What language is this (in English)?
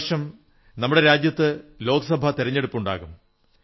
Malayalam